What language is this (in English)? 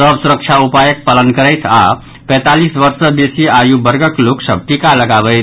Maithili